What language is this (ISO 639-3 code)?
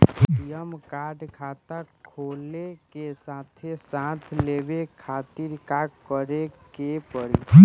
bho